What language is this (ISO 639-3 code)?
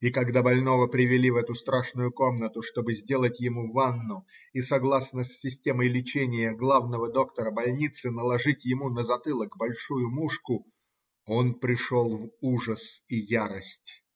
rus